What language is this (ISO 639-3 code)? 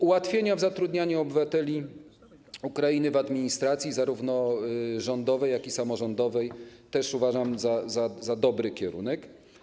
pol